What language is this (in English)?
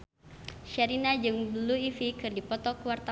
Sundanese